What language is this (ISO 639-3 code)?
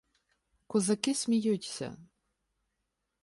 ukr